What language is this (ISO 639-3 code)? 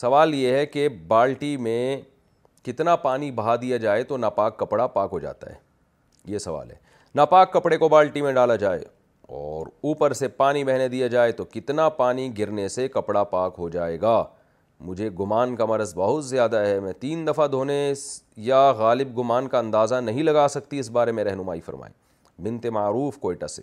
urd